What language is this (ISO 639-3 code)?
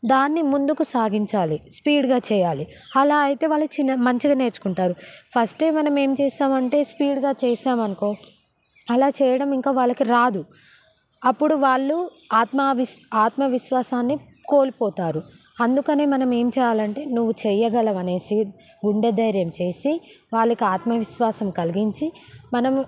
tel